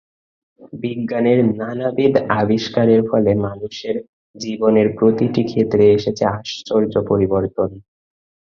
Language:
Bangla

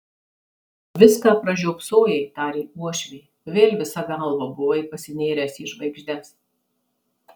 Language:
Lithuanian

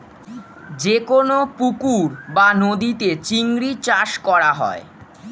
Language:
Bangla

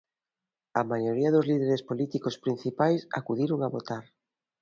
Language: Galician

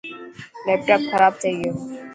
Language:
Dhatki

